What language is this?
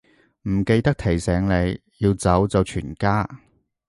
Cantonese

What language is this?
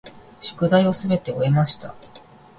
Japanese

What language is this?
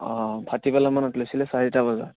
Assamese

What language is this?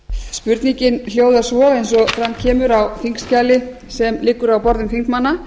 Icelandic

